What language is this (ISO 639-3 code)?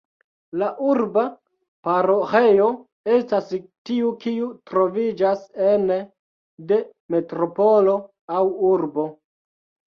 epo